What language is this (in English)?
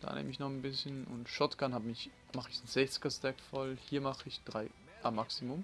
German